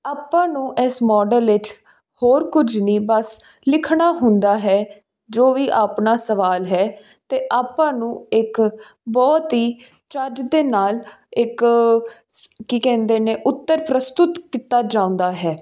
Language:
Punjabi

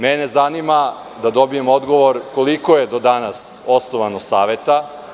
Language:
Serbian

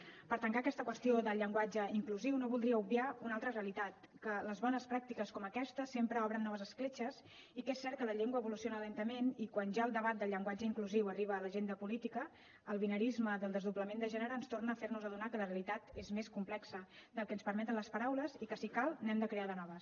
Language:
Catalan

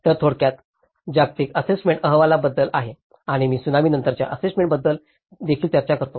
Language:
Marathi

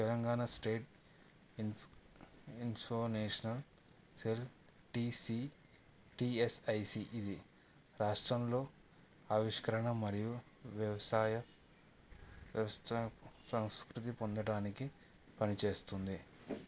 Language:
Telugu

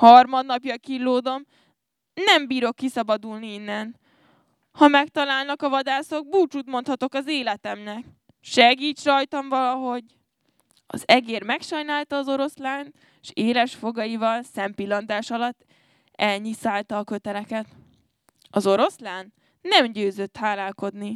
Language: Hungarian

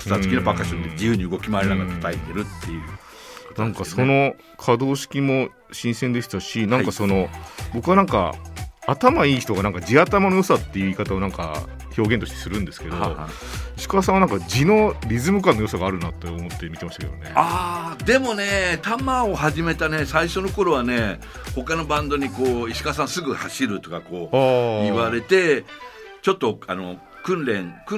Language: Japanese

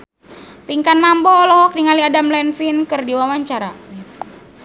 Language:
Sundanese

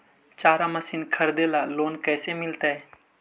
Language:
Magahi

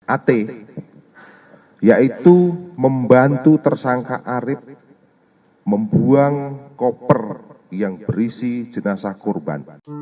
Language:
Indonesian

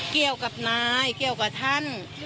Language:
Thai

